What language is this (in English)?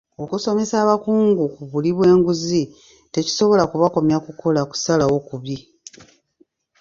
Ganda